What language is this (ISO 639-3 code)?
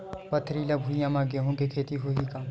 hne